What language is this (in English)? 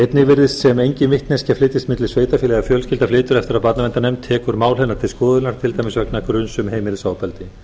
Icelandic